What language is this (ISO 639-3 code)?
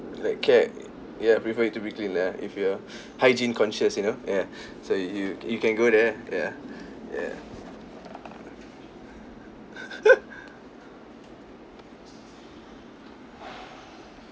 eng